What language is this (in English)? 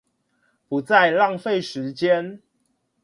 Chinese